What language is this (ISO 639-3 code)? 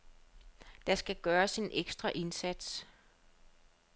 dan